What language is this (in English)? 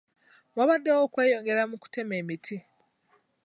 Ganda